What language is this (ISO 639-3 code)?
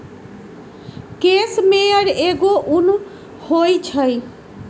mag